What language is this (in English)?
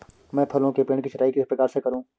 Hindi